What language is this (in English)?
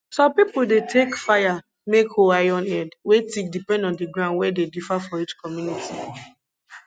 Nigerian Pidgin